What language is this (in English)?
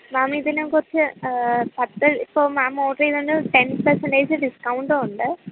Malayalam